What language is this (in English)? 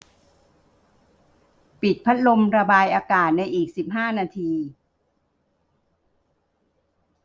Thai